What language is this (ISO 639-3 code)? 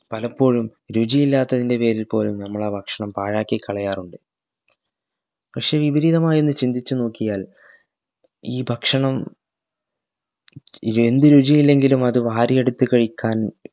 mal